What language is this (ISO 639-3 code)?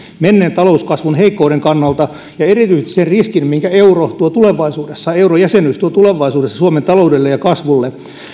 fin